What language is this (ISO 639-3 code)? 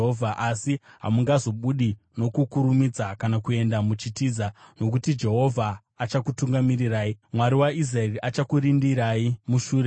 sna